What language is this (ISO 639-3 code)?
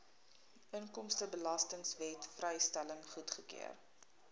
afr